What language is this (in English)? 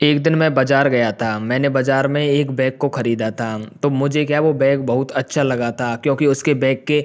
Hindi